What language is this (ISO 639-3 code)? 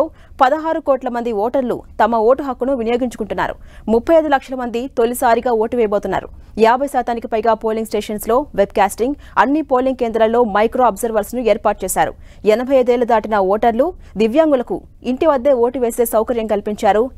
tel